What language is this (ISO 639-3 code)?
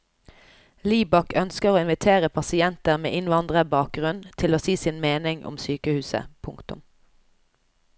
nor